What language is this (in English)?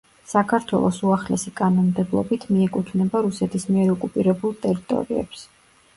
Georgian